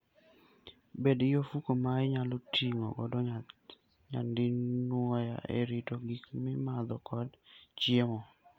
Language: Luo (Kenya and Tanzania)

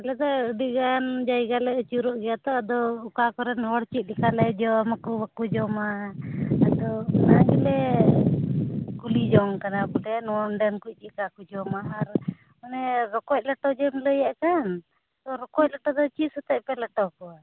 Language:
Santali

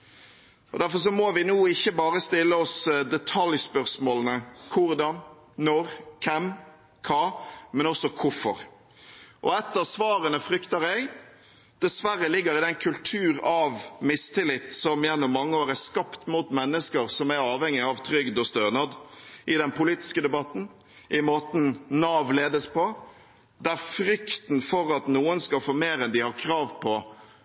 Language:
Norwegian Bokmål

